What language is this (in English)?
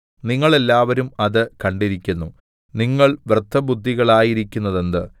Malayalam